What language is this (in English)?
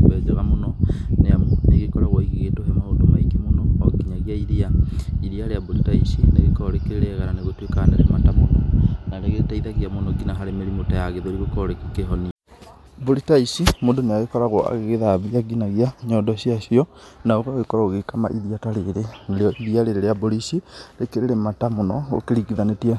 Kikuyu